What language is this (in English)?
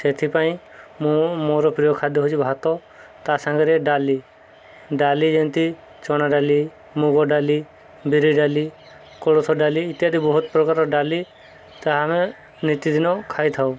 Odia